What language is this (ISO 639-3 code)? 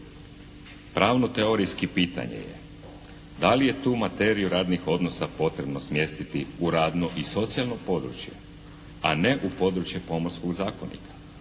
hrv